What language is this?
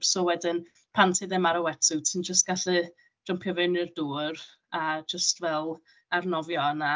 Welsh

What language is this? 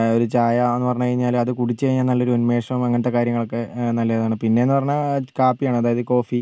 Malayalam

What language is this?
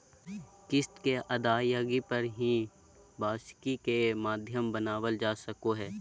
Magahi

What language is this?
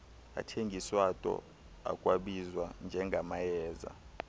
Xhosa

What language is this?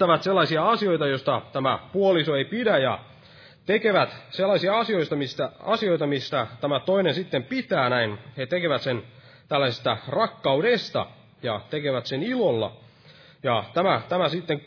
Finnish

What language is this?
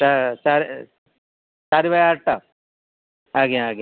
Odia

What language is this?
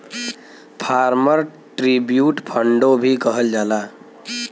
Bhojpuri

